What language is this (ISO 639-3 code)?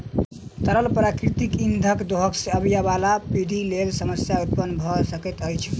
mai